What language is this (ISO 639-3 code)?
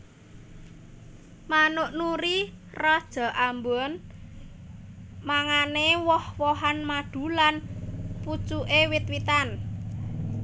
jav